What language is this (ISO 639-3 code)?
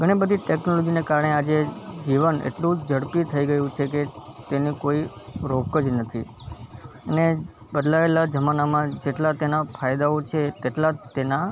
guj